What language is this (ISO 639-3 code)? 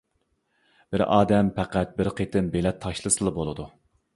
uig